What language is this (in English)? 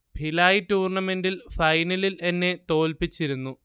Malayalam